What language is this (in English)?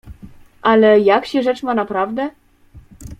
Polish